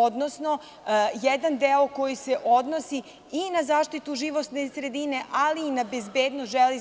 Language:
Serbian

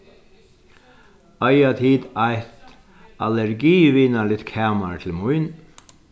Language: Faroese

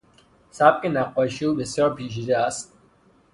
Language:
Persian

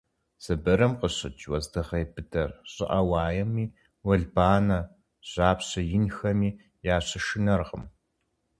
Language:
Kabardian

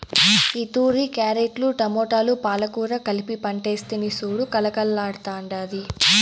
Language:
Telugu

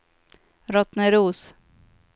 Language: Swedish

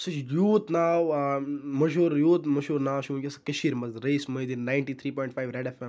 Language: Kashmiri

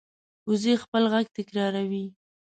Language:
Pashto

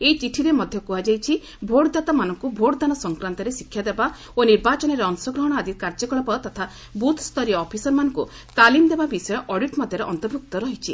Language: Odia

